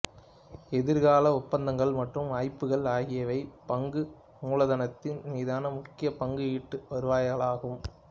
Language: Tamil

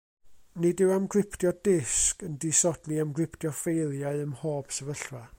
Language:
Welsh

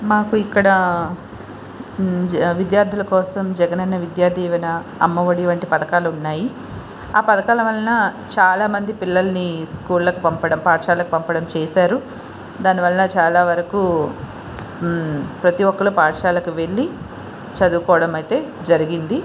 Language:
Telugu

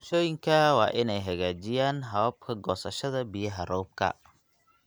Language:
Somali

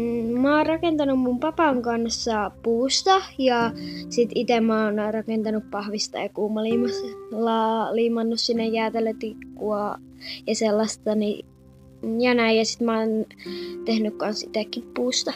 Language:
Finnish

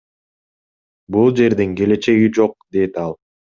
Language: Kyrgyz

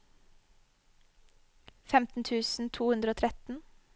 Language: Norwegian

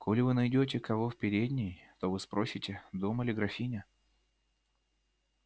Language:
Russian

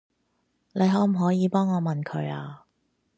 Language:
Cantonese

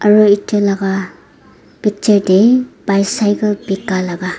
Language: Naga Pidgin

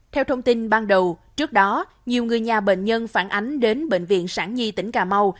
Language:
Vietnamese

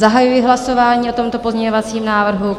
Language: Czech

